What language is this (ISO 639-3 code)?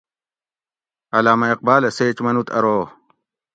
gwc